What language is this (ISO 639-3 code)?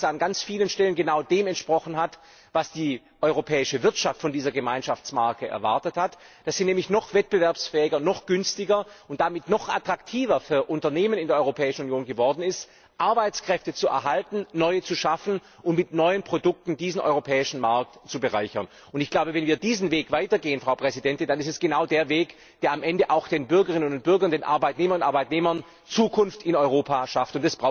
deu